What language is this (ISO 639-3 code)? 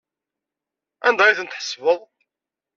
kab